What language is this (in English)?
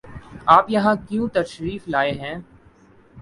Urdu